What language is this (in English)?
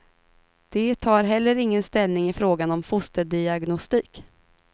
Swedish